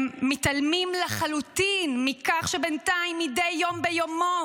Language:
Hebrew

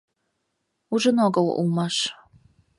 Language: Mari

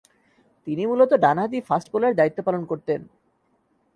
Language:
Bangla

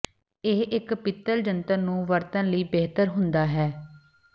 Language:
Punjabi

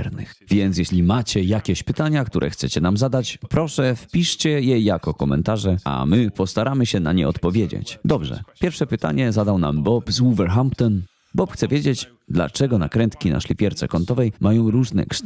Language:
Polish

